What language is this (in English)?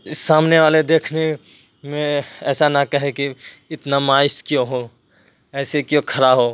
Urdu